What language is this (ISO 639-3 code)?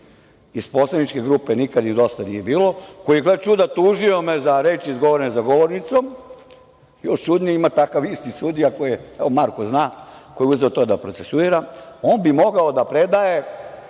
srp